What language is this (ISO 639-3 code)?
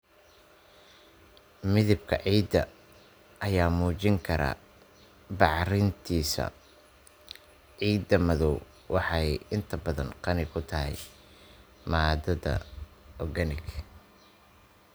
som